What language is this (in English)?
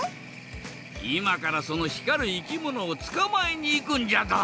Japanese